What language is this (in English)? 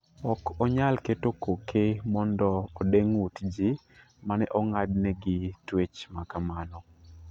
Luo (Kenya and Tanzania)